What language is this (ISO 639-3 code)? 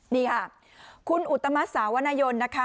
tha